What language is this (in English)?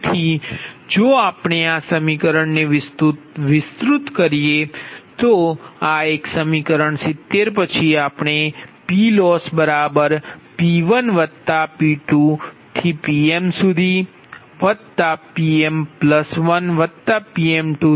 Gujarati